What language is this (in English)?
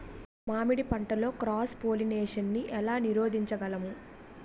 Telugu